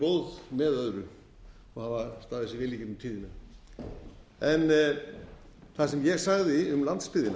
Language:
Icelandic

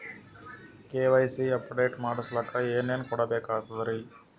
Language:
Kannada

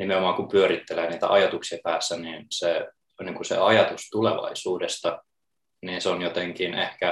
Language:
Finnish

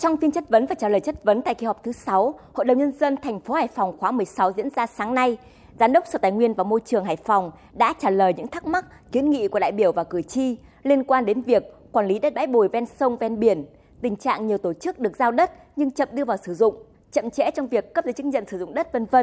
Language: Vietnamese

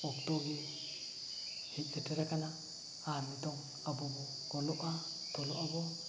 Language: Santali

